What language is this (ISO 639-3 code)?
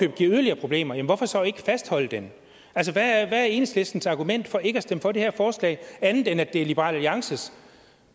dan